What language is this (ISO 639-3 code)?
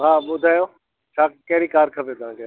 snd